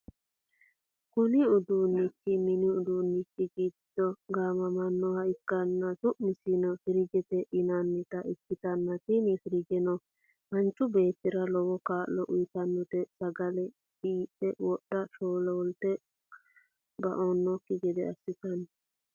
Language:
Sidamo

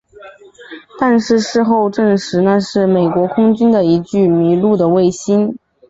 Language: Chinese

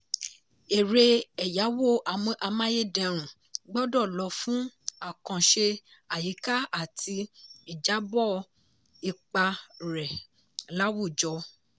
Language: Yoruba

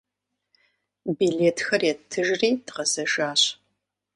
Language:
Kabardian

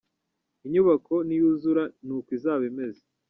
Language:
Kinyarwanda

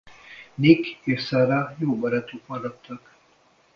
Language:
Hungarian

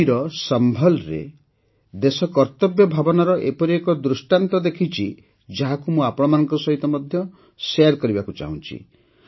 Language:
Odia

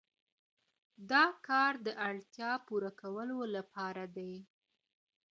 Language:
Pashto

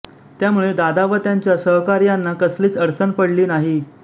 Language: Marathi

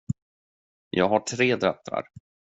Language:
Swedish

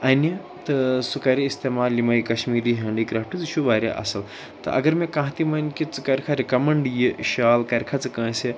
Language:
Kashmiri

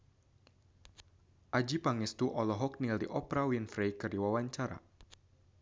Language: Sundanese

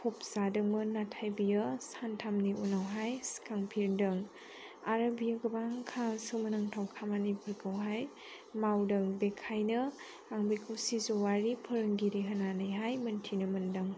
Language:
Bodo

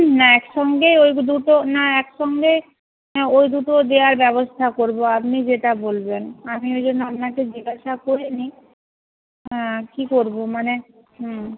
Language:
Bangla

